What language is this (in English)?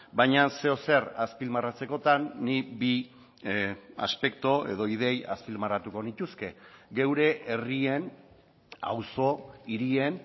Basque